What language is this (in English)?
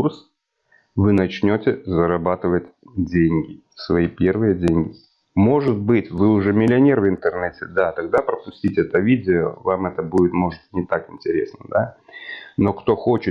Russian